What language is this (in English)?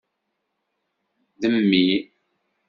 Kabyle